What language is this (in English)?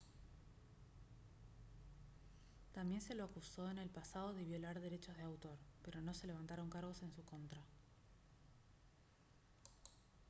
Spanish